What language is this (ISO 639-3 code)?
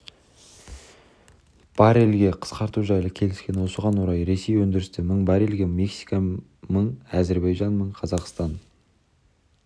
kaz